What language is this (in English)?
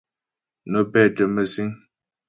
Ghomala